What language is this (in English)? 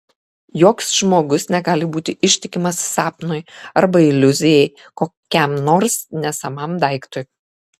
Lithuanian